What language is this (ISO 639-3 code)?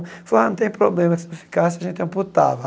por